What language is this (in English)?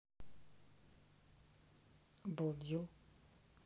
Russian